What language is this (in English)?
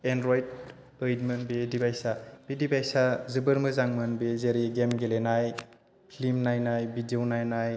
Bodo